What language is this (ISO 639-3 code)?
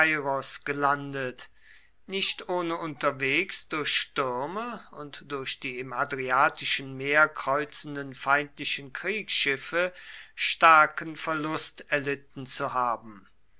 deu